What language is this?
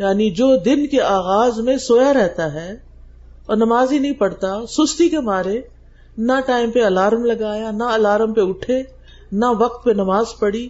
Urdu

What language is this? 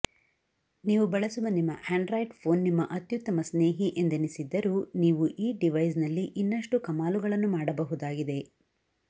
Kannada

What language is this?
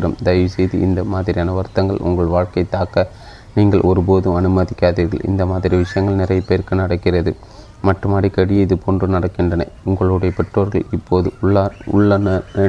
Tamil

